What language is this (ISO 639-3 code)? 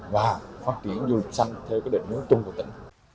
vie